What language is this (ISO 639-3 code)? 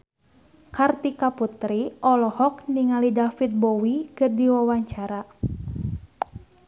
sun